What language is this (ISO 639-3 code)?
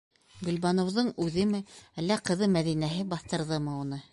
bak